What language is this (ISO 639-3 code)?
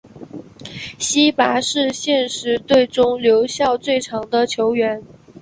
zho